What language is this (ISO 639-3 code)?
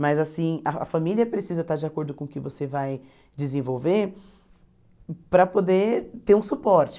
por